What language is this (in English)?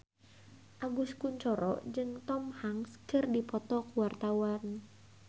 Sundanese